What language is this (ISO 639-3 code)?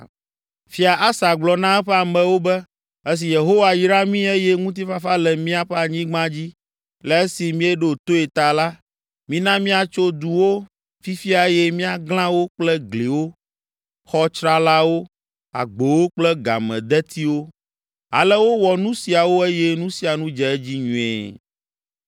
ewe